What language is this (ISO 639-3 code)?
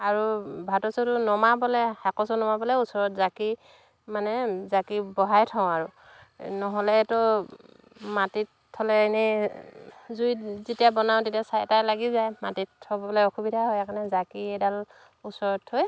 asm